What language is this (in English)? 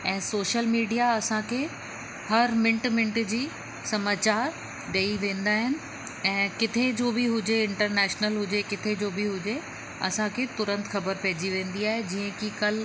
Sindhi